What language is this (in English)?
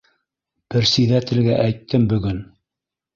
Bashkir